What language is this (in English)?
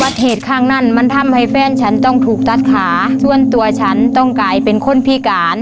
Thai